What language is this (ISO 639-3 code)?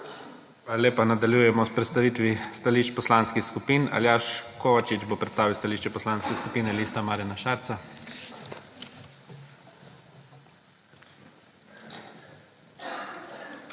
slv